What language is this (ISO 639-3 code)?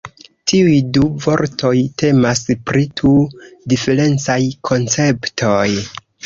epo